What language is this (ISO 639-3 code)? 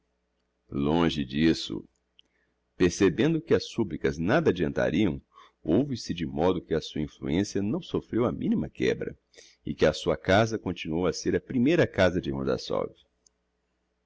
por